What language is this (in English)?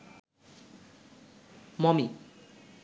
Bangla